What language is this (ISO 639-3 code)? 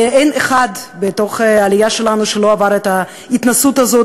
heb